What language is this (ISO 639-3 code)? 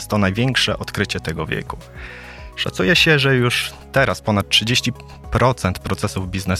pol